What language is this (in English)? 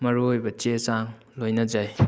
Manipuri